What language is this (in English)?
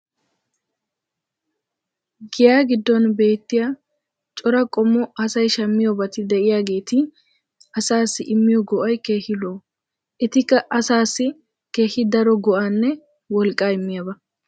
Wolaytta